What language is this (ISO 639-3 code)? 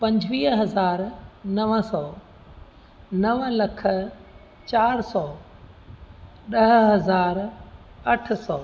snd